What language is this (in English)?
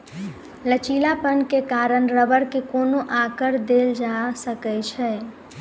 Maithili